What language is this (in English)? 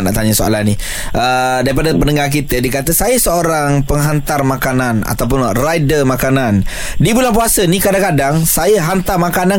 Malay